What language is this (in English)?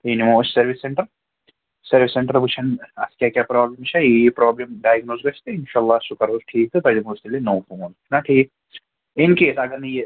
Kashmiri